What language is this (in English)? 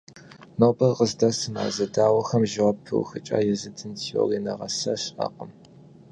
Kabardian